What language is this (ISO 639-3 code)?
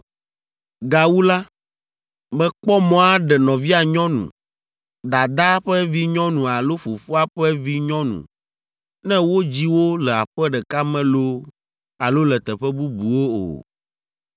ewe